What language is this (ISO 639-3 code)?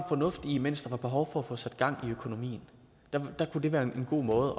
dan